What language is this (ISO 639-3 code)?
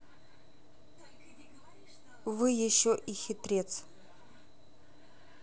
rus